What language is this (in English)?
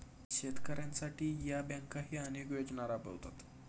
Marathi